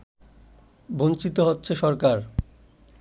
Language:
Bangla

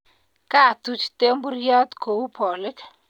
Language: Kalenjin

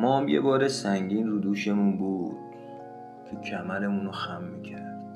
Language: Persian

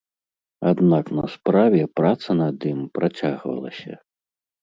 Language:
Belarusian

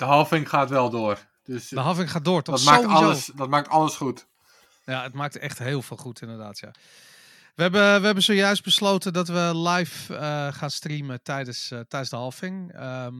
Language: Dutch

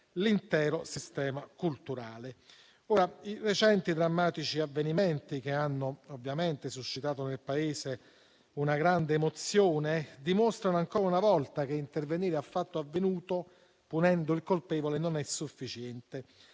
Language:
Italian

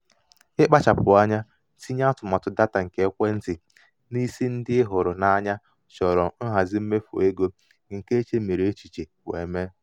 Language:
Igbo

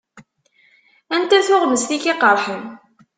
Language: Kabyle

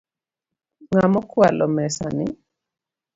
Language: Luo (Kenya and Tanzania)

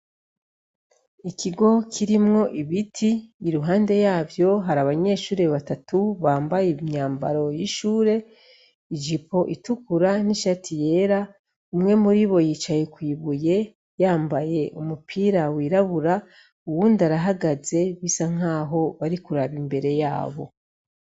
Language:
Rundi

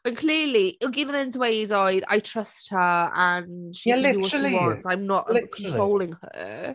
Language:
Welsh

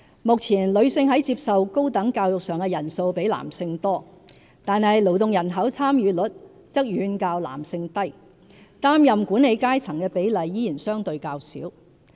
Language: Cantonese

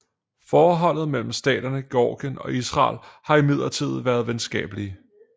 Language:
Danish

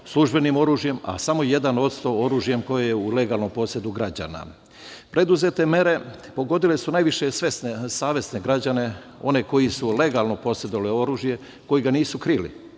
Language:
Serbian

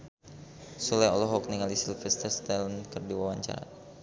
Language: Sundanese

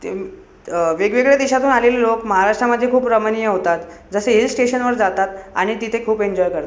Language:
Marathi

